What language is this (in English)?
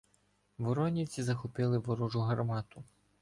Ukrainian